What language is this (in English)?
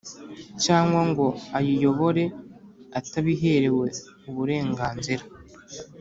Kinyarwanda